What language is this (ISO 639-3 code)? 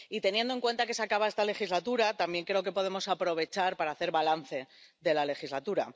spa